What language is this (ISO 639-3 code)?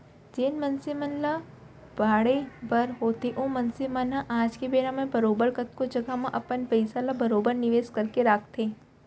hne